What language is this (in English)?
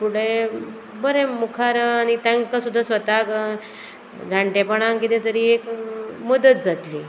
Konkani